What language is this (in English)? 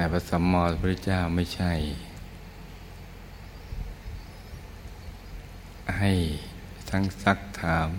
Thai